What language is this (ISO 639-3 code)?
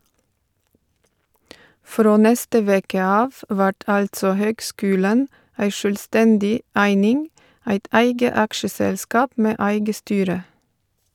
nor